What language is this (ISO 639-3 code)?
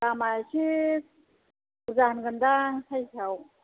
brx